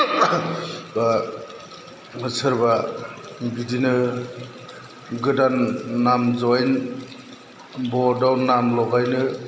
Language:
Bodo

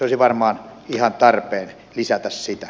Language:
Finnish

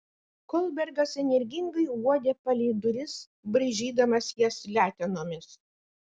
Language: Lithuanian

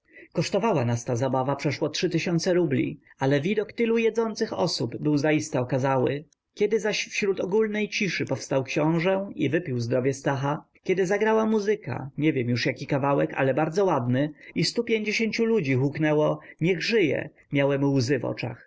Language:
Polish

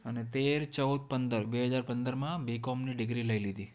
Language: Gujarati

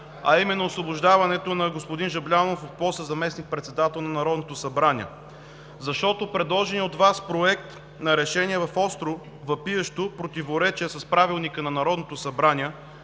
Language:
Bulgarian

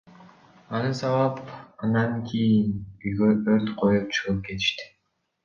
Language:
Kyrgyz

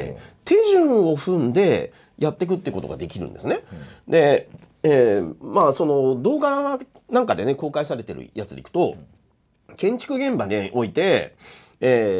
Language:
Japanese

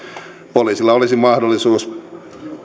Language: Finnish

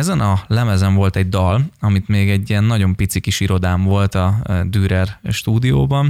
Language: Hungarian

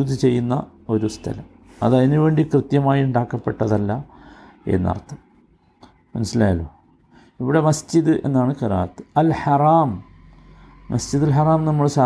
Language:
Malayalam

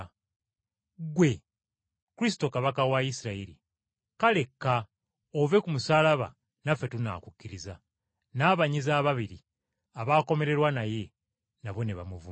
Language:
Ganda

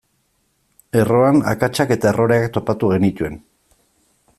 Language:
Basque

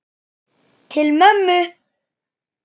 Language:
Icelandic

